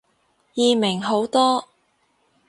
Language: Cantonese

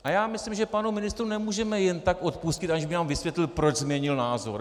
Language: Czech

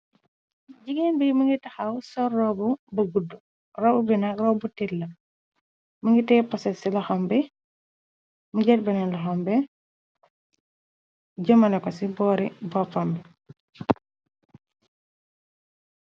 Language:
Wolof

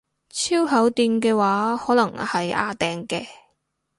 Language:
Cantonese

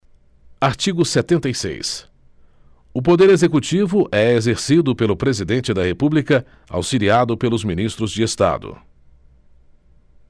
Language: Portuguese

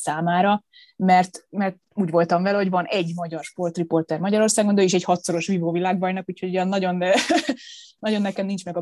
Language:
Hungarian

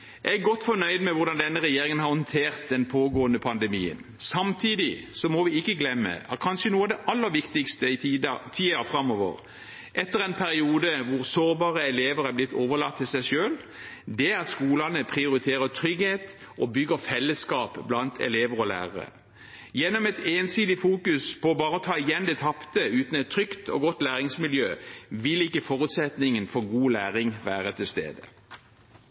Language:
Norwegian Bokmål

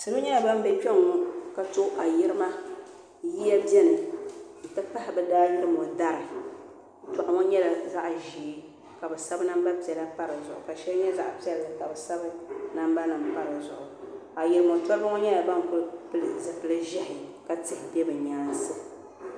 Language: Dagbani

